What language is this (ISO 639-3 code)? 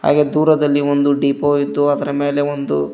kan